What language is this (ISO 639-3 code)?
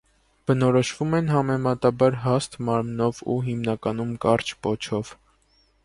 hye